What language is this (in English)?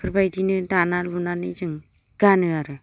Bodo